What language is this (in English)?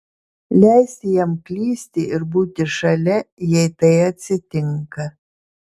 Lithuanian